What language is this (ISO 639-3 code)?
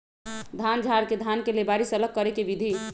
mag